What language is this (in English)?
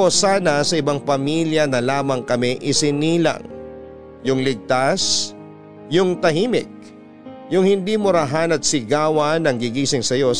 Filipino